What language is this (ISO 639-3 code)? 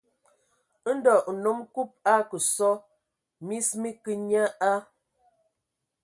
ewo